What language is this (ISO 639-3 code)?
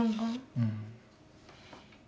jpn